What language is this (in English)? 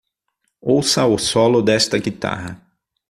Portuguese